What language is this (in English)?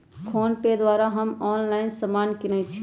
Magahi